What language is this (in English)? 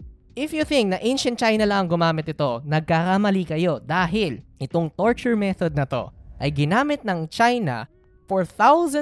Filipino